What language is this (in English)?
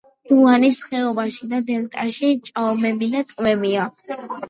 Georgian